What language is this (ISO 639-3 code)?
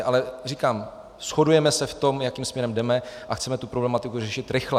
ces